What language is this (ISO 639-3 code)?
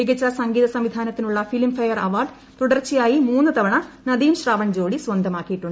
mal